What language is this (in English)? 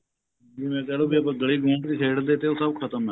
Punjabi